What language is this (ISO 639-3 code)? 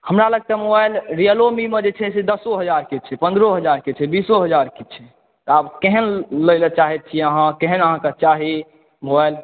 mai